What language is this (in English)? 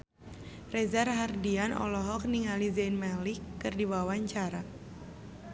Sundanese